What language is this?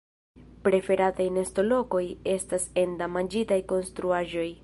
Esperanto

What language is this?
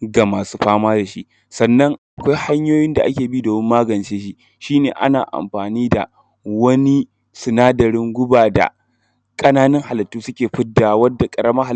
Hausa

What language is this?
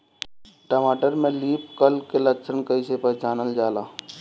Bhojpuri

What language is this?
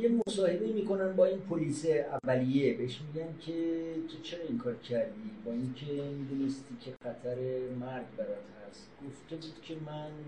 Persian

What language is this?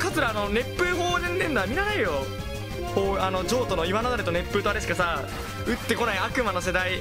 Japanese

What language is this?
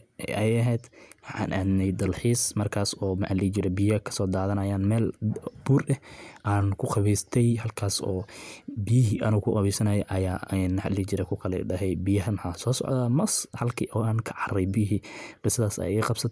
Somali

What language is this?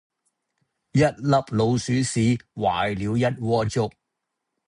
Cantonese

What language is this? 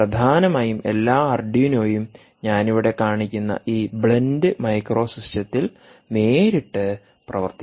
Malayalam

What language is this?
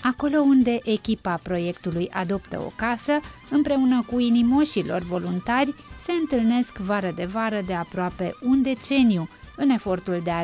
Romanian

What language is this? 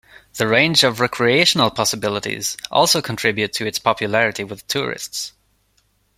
English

